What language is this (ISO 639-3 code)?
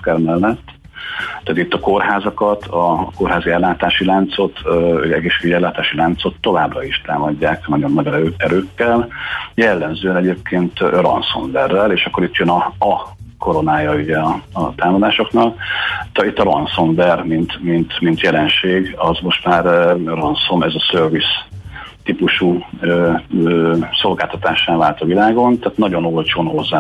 hun